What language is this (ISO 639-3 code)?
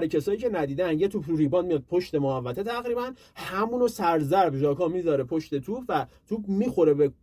fas